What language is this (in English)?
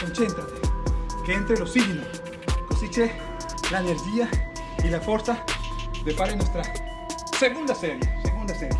Spanish